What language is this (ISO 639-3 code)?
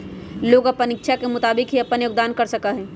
mag